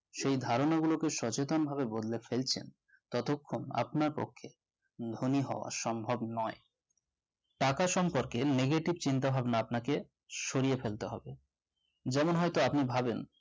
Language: Bangla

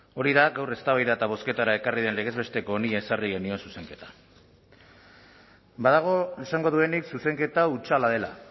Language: Basque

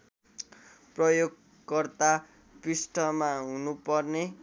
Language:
Nepali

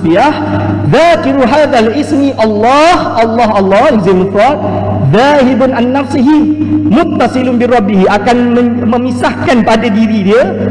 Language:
Malay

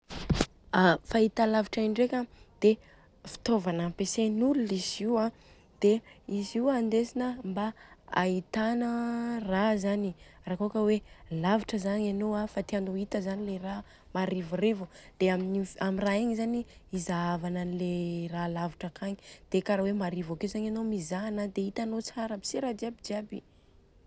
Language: Southern Betsimisaraka Malagasy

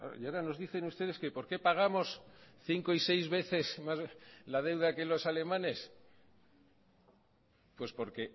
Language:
Spanish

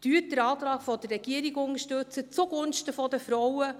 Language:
Swiss German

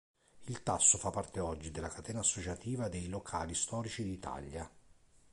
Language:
Italian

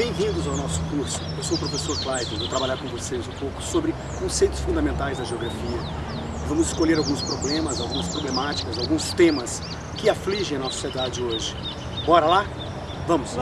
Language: Portuguese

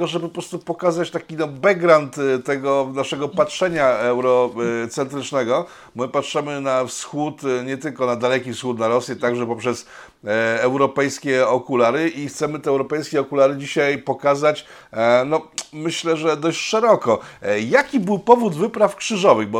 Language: Polish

